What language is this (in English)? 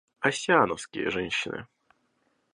Russian